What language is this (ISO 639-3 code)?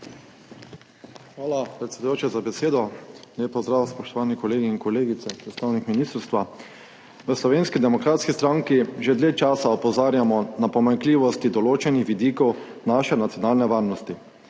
slv